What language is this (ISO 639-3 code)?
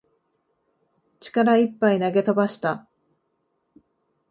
jpn